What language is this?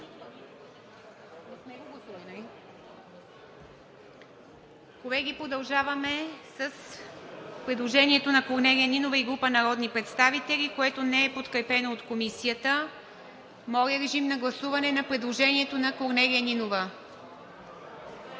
Bulgarian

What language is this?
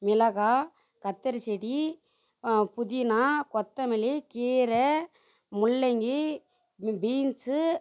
Tamil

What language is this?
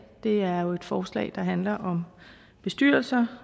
Danish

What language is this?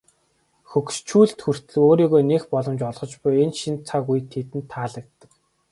Mongolian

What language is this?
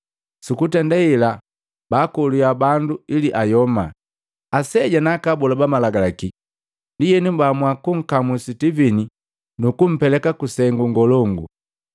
Matengo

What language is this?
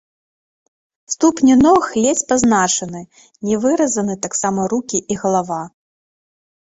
Belarusian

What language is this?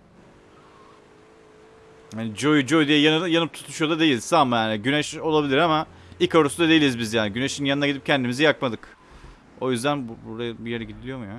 Turkish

